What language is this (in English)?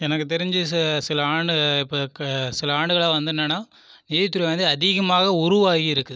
Tamil